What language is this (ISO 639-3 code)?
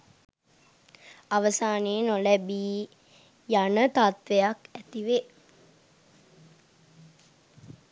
sin